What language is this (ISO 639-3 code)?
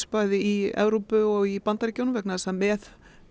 isl